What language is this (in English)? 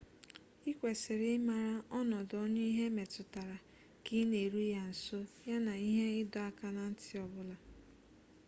Igbo